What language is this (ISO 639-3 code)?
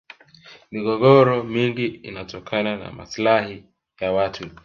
swa